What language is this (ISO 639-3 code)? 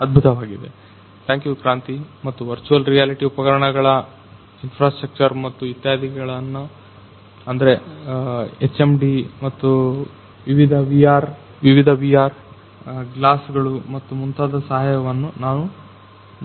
kan